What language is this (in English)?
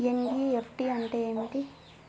Telugu